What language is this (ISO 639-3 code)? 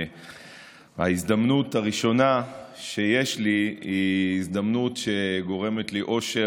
heb